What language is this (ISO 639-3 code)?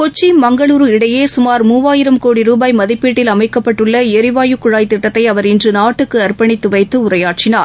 tam